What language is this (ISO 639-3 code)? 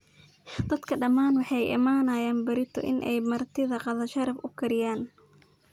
som